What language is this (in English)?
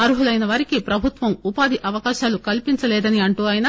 Telugu